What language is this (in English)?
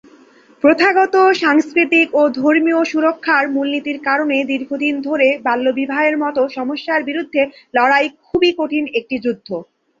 Bangla